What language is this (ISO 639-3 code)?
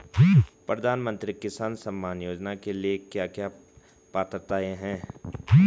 hin